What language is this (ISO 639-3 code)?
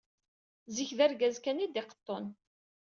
kab